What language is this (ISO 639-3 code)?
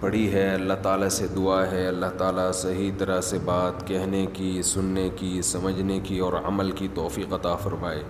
urd